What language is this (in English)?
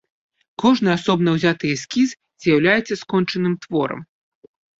Belarusian